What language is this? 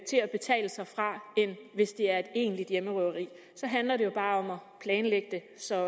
Danish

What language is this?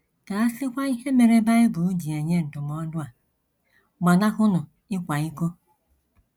Igbo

